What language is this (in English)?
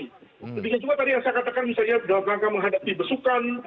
Indonesian